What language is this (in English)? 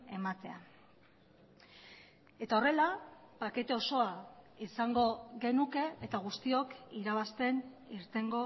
Basque